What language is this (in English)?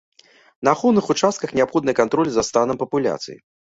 Belarusian